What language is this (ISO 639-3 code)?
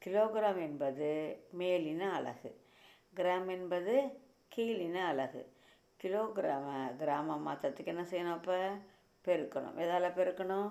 tam